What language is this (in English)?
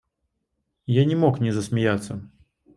Russian